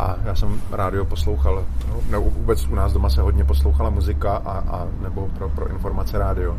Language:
Czech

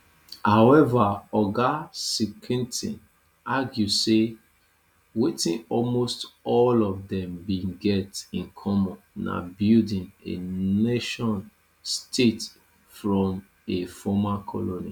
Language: Nigerian Pidgin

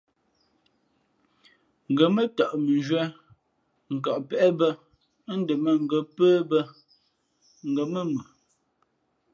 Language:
Fe'fe'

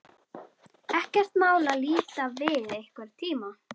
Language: Icelandic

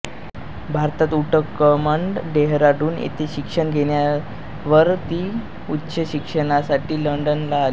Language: Marathi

